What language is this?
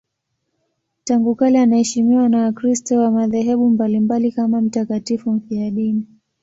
Swahili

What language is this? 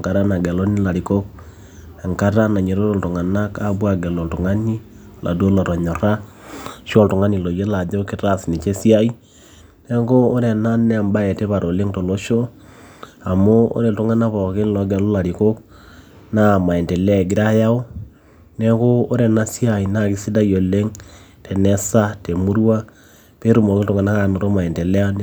Masai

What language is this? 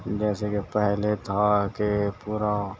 Urdu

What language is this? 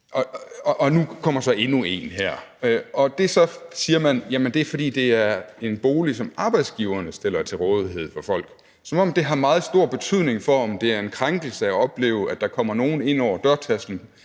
Danish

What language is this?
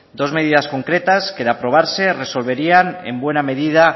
Spanish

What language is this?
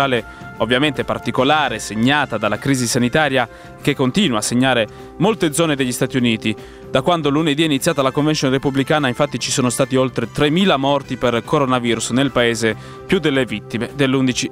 Italian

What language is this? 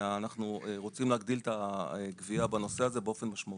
Hebrew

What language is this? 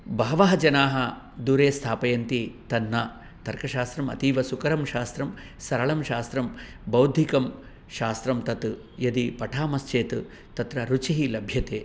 Sanskrit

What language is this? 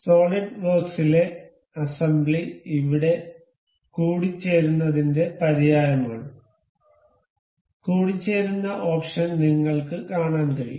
Malayalam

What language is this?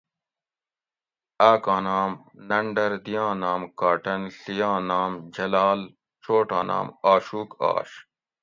Gawri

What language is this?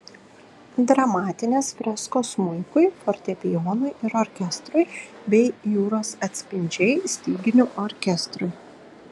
Lithuanian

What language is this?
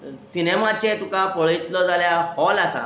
Konkani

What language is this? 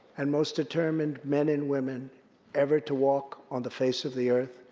English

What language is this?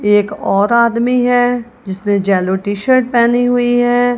Hindi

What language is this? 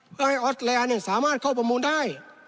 Thai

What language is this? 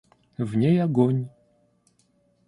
Russian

